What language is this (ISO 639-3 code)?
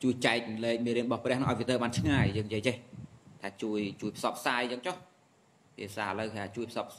vie